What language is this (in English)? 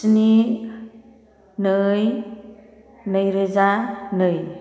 Bodo